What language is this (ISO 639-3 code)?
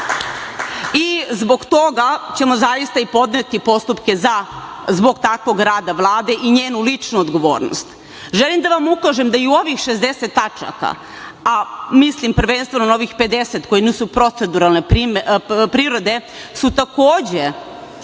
srp